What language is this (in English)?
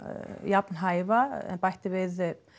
Icelandic